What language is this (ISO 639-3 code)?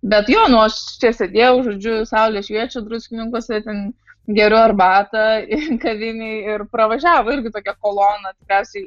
lit